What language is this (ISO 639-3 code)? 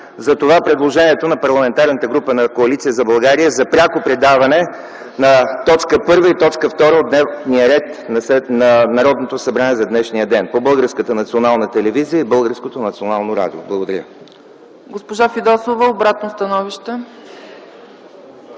bul